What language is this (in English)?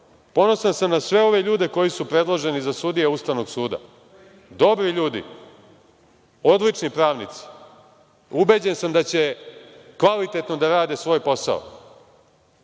Serbian